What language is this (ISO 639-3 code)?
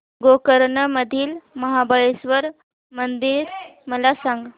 mar